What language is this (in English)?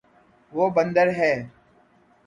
Urdu